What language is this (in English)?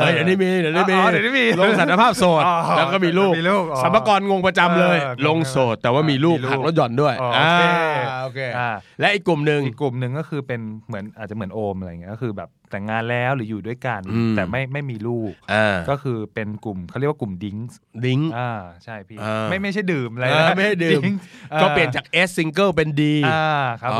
Thai